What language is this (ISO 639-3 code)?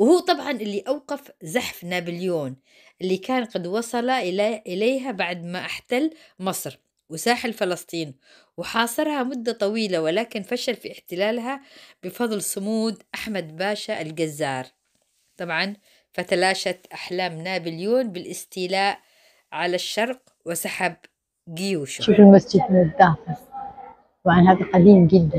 ara